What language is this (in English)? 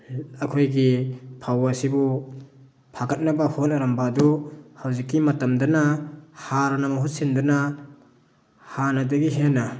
Manipuri